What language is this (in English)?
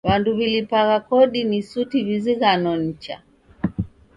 Taita